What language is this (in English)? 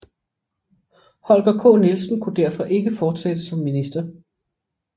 Danish